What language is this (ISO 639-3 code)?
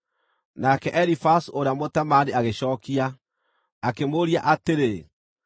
kik